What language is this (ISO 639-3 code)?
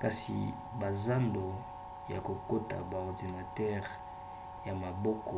lin